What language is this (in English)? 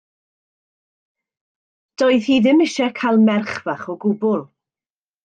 Welsh